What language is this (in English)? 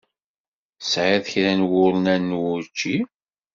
Kabyle